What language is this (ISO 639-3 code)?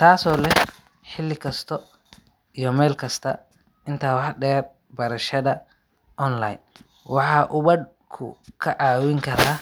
som